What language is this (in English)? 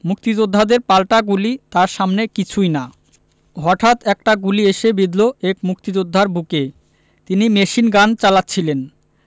Bangla